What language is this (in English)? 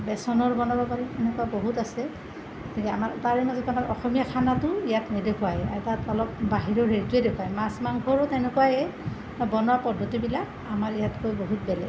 Assamese